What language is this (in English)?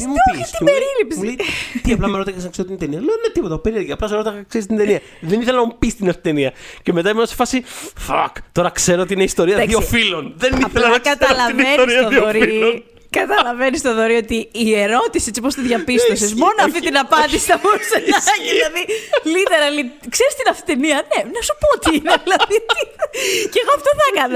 Greek